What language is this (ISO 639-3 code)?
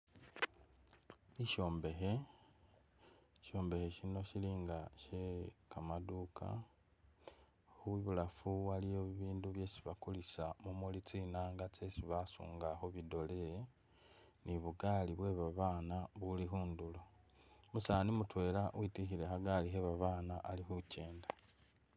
myx